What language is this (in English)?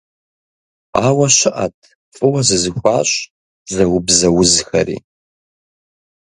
Kabardian